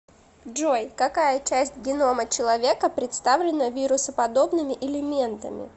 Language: Russian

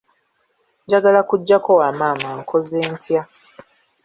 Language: Ganda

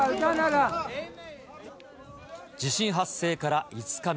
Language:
Japanese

